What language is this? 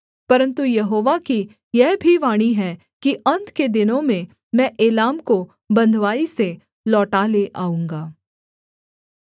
Hindi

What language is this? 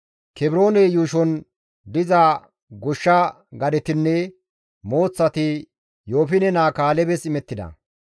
Gamo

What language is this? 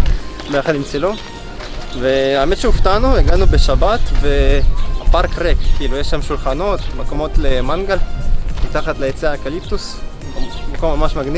Hebrew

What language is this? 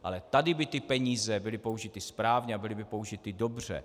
Czech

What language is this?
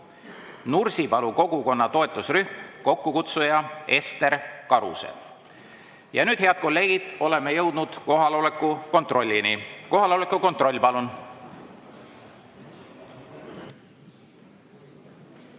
Estonian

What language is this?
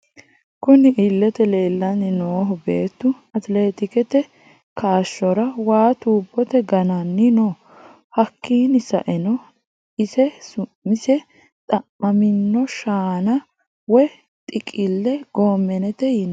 Sidamo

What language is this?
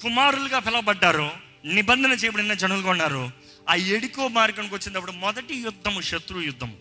Telugu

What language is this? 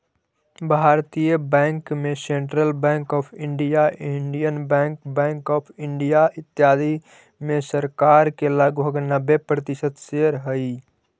Magahi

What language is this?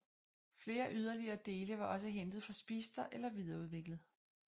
Danish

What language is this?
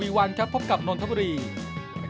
Thai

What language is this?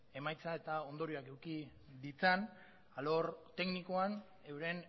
Basque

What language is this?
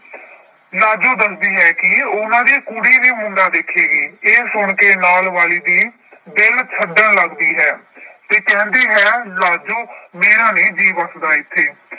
Punjabi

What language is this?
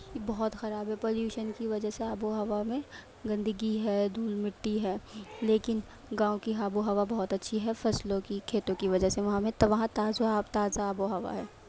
Urdu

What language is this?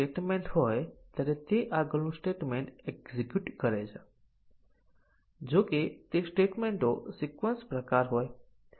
Gujarati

